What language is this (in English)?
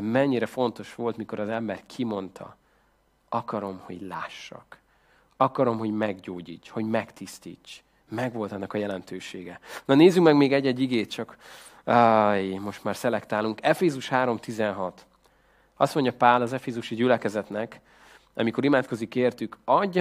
Hungarian